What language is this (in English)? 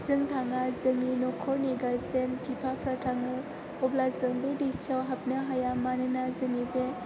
Bodo